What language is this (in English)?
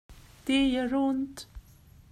Swedish